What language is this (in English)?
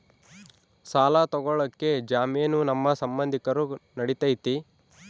Kannada